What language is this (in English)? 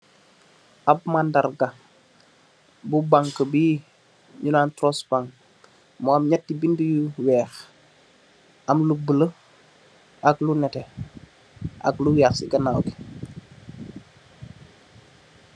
Wolof